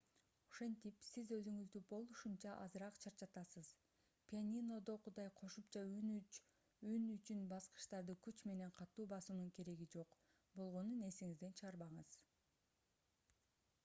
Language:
Kyrgyz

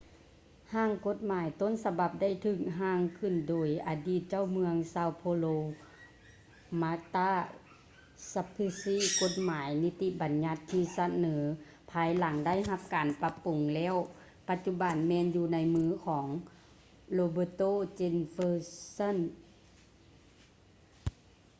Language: Lao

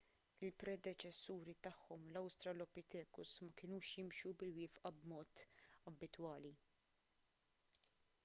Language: Maltese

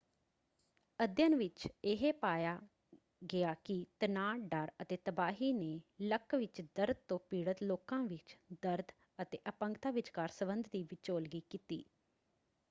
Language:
Punjabi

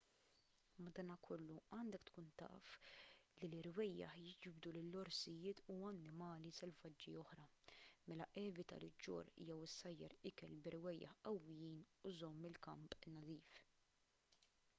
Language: Maltese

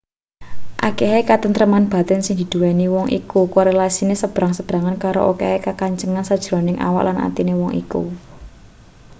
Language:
Javanese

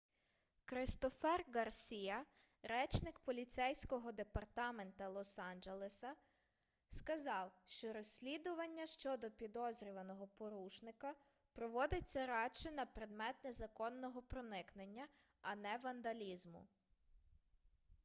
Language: Ukrainian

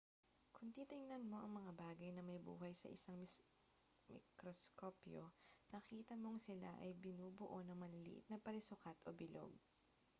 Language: Filipino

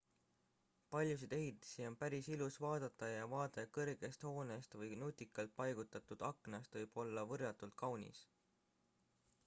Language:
Estonian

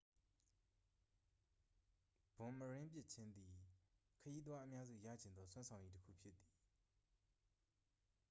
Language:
Burmese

